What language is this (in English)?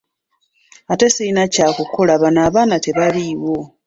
Ganda